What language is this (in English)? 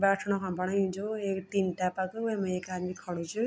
Garhwali